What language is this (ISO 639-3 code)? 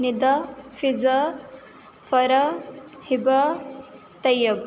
urd